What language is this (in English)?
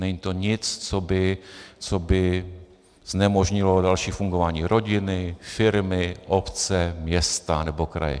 Czech